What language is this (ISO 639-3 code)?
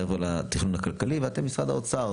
heb